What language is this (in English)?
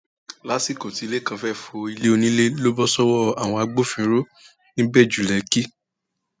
Yoruba